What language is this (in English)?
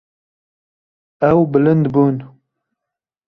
Kurdish